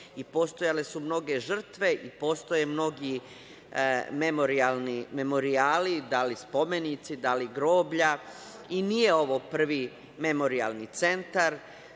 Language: Serbian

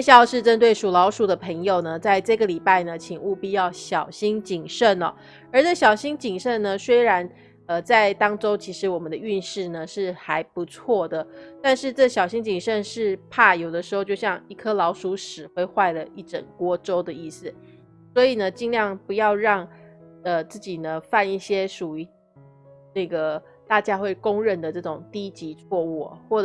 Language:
Chinese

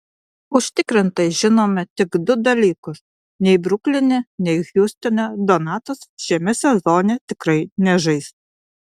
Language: Lithuanian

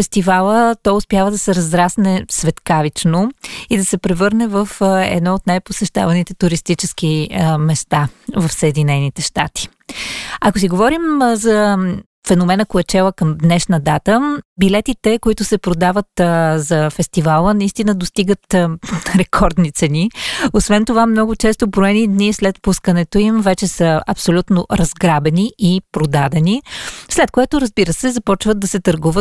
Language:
Bulgarian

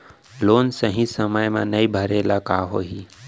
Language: Chhattisgarhi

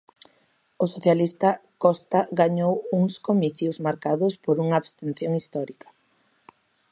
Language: Galician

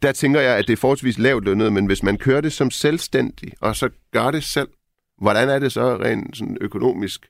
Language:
Danish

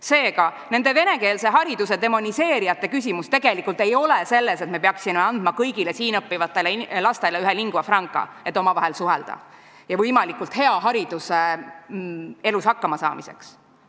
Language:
Estonian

